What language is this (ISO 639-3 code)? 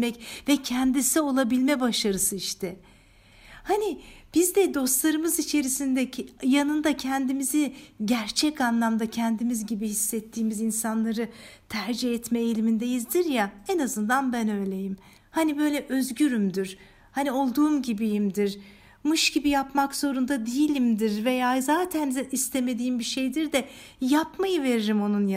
tur